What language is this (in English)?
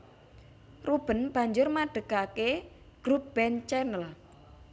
Javanese